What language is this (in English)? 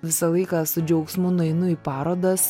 Lithuanian